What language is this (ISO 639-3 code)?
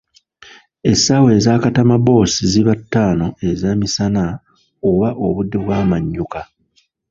lug